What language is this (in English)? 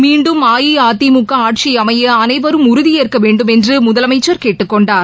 Tamil